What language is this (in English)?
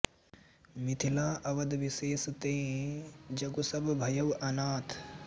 Sanskrit